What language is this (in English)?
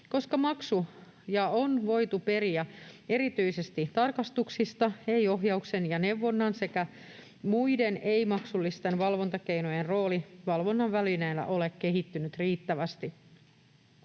Finnish